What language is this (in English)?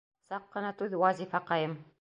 Bashkir